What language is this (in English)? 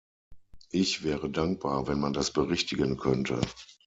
German